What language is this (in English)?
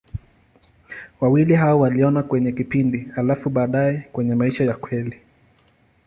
Swahili